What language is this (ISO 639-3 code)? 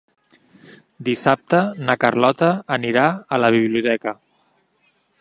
cat